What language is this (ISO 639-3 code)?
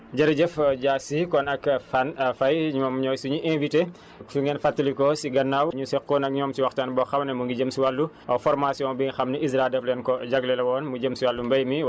wol